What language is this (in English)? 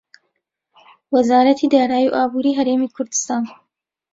Central Kurdish